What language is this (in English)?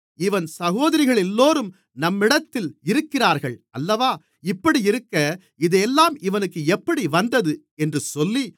Tamil